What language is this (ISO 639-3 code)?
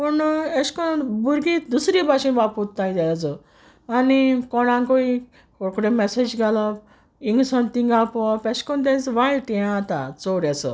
kok